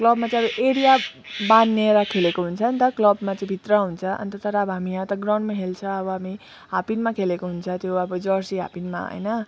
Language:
Nepali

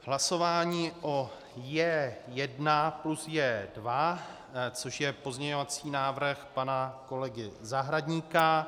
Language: Czech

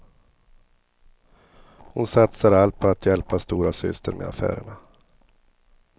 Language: Swedish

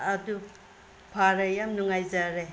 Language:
Manipuri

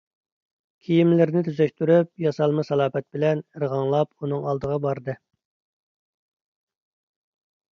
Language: Uyghur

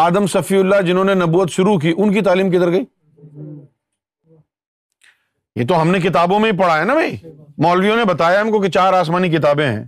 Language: Urdu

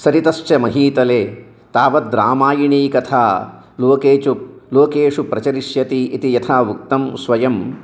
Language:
Sanskrit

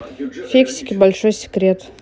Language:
Russian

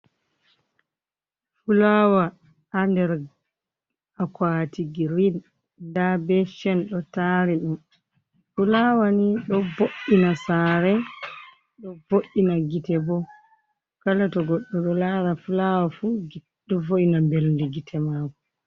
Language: Fula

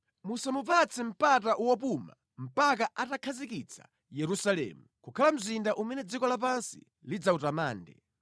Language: Nyanja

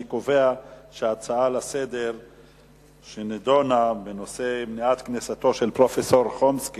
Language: Hebrew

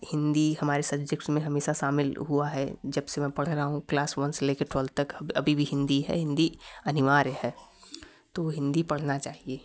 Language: Hindi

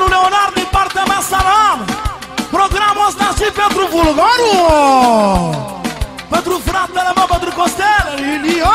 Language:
Romanian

